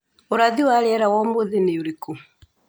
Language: Kikuyu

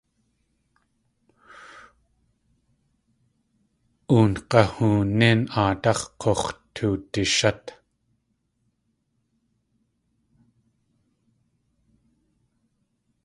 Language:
Tlingit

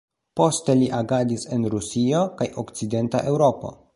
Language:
Esperanto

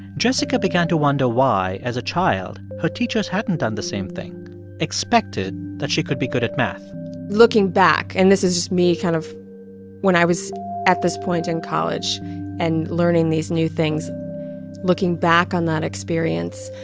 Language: English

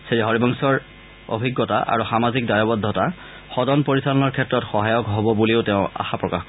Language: Assamese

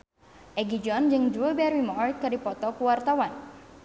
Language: Sundanese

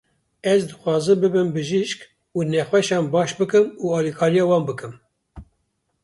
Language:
Kurdish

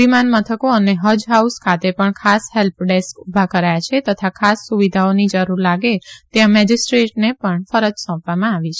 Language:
Gujarati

